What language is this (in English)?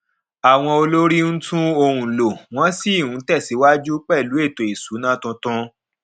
Yoruba